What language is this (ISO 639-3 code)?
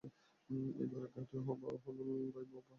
ben